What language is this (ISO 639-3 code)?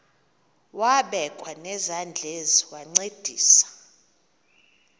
xho